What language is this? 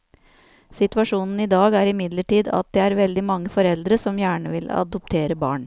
Norwegian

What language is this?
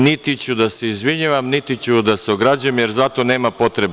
Serbian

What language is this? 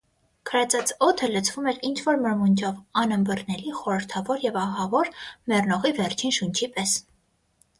Armenian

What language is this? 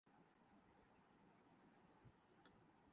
Urdu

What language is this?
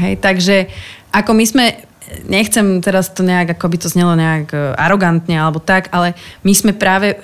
Slovak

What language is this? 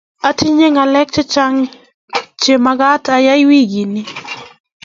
Kalenjin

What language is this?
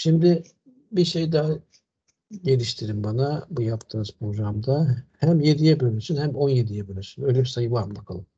Turkish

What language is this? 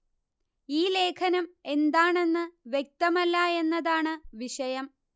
Malayalam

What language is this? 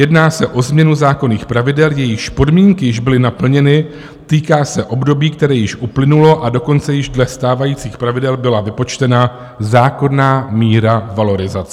Czech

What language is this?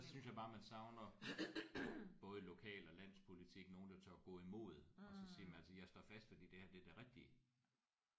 Danish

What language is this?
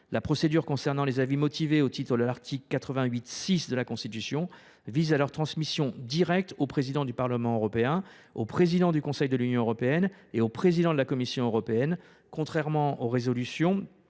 French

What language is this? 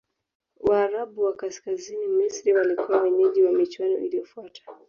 Swahili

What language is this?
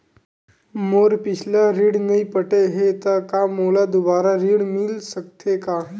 Chhattisgarhi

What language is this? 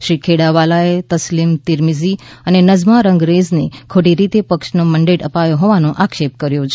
Gujarati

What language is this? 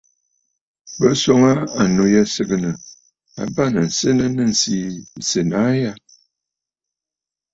Bafut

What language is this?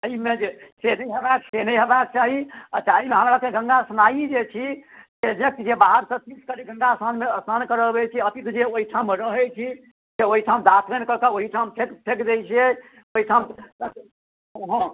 Maithili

